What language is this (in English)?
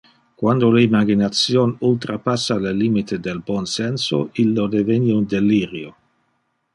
Interlingua